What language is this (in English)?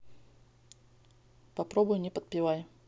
Russian